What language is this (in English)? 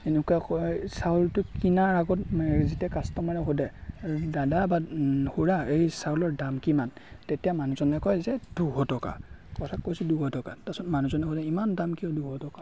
Assamese